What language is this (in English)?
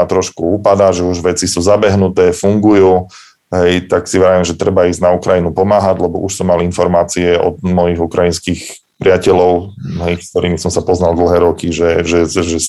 Slovak